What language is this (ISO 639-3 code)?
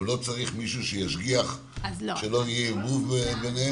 heb